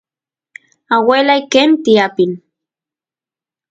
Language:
Santiago del Estero Quichua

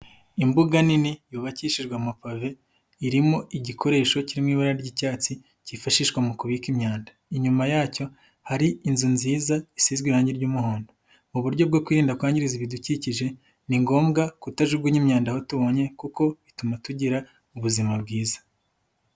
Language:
Kinyarwanda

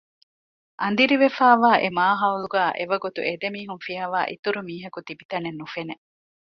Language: Divehi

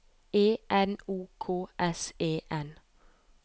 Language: Norwegian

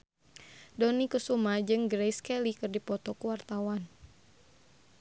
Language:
Sundanese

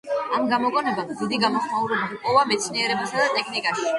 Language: Georgian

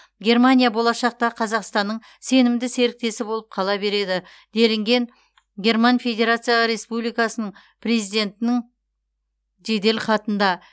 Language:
Kazakh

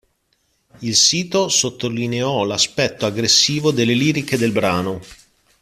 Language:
Italian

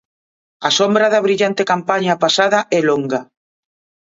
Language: Galician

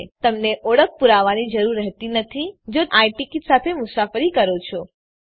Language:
Gujarati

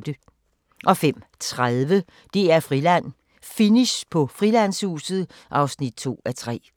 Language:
Danish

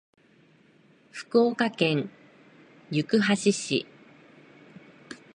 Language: Japanese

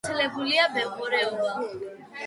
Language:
Georgian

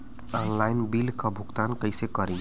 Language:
Bhojpuri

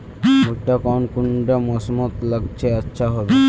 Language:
Magahi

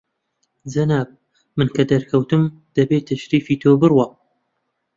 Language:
Central Kurdish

